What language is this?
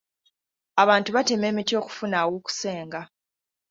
Ganda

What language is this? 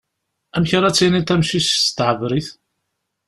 Kabyle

